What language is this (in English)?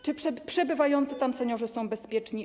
Polish